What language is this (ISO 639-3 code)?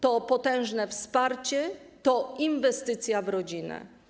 pol